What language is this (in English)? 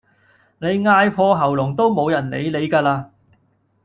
Cantonese